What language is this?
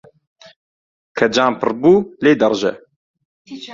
Central Kurdish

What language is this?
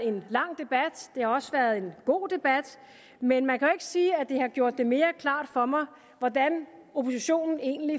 Danish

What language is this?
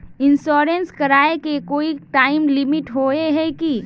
Magahi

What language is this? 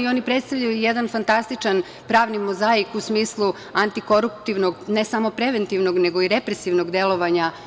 Serbian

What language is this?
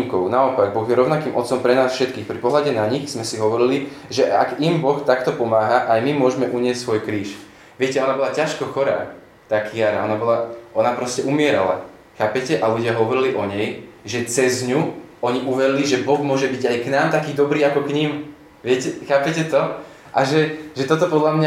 Slovak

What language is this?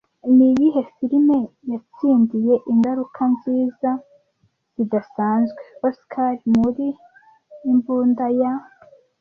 Kinyarwanda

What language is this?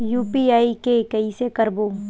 Chhattisgarhi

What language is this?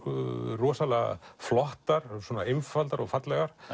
Icelandic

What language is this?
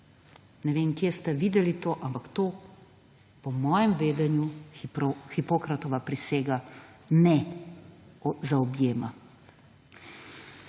Slovenian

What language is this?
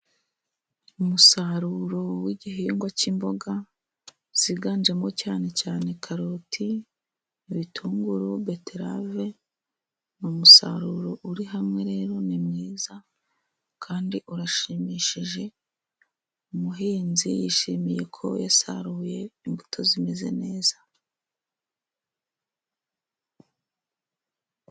Kinyarwanda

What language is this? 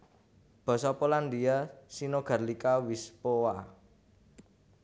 Javanese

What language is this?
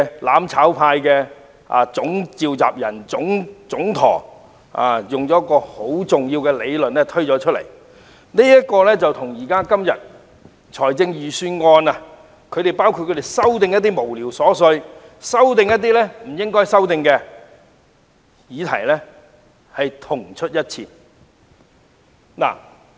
Cantonese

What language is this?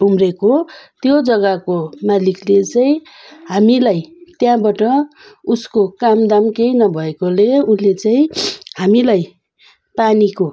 Nepali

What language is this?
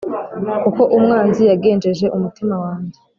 Kinyarwanda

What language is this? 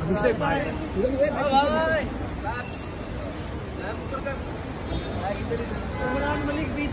Hindi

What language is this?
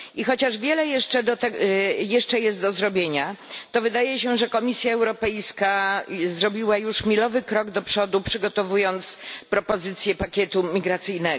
Polish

